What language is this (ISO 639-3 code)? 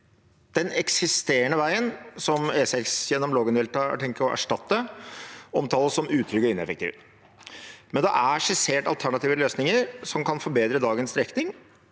nor